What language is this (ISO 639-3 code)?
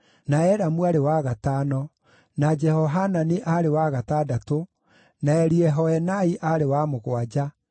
kik